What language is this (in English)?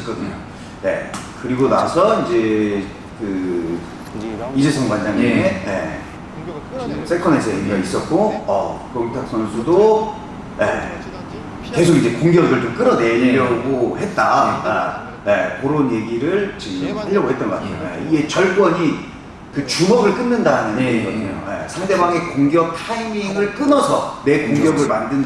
Korean